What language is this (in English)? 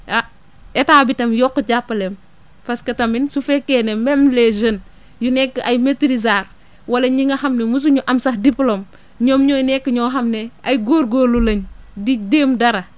Wolof